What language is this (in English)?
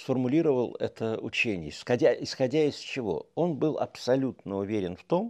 Russian